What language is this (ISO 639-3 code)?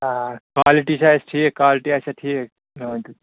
kas